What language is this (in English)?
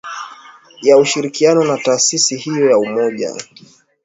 Swahili